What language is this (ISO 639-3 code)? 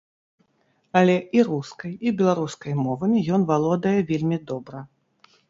bel